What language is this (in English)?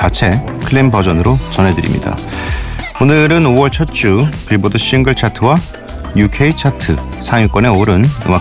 Korean